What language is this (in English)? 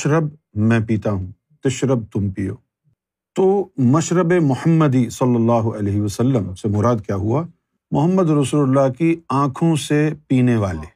Urdu